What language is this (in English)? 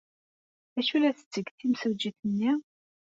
Kabyle